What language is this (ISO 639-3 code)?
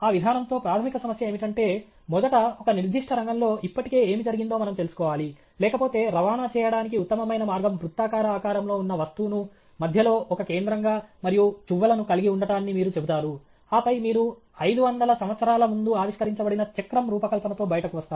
tel